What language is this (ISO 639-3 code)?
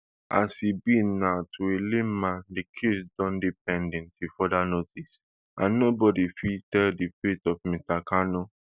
pcm